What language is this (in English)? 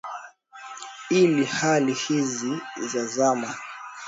Swahili